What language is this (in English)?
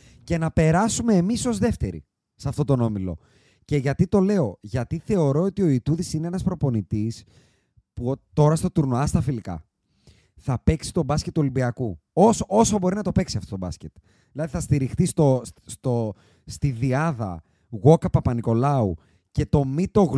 Greek